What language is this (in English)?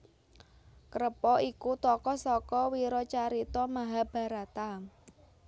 Javanese